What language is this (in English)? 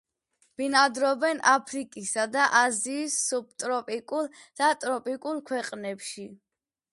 Georgian